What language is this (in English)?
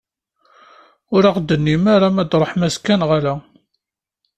Kabyle